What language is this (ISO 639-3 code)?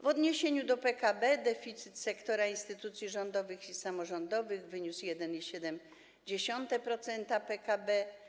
pol